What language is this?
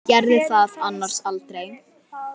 Icelandic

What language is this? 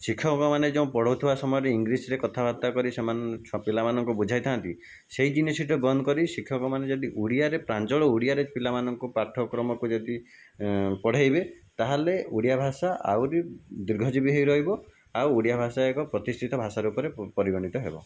Odia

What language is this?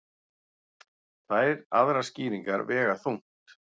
Icelandic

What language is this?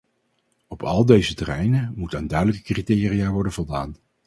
Dutch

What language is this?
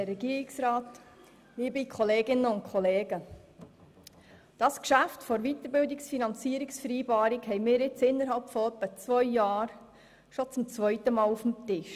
Swiss German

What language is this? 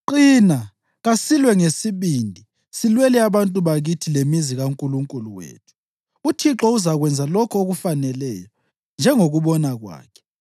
North Ndebele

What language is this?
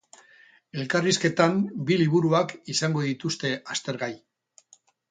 Basque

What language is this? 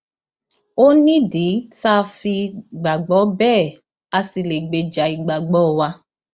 Yoruba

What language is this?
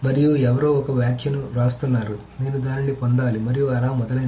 Telugu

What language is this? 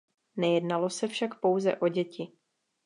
Czech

